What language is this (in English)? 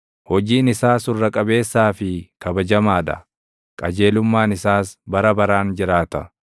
Oromo